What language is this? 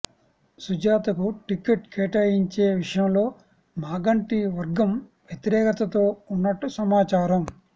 Telugu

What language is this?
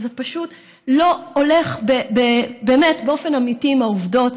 Hebrew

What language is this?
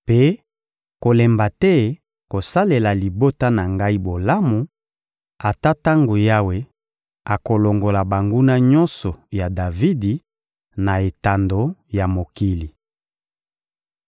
Lingala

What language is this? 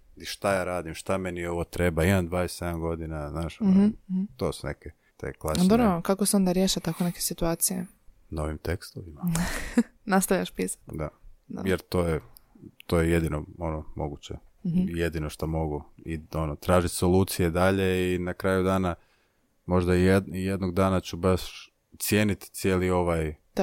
Croatian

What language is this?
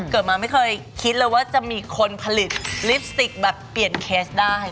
Thai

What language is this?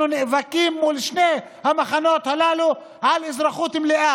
Hebrew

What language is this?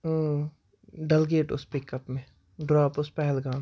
Kashmiri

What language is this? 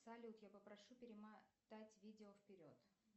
Russian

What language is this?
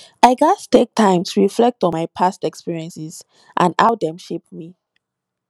Nigerian Pidgin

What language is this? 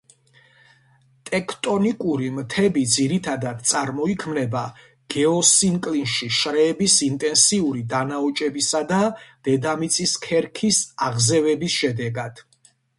Georgian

